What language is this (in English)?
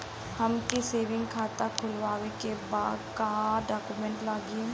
Bhojpuri